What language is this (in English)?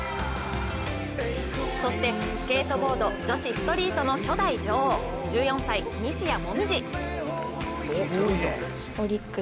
Japanese